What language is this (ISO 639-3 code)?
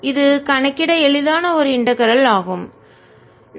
tam